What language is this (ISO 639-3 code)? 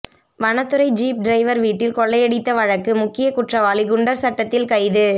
tam